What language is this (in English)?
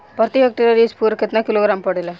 Bhojpuri